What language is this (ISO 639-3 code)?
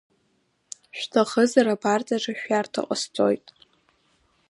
abk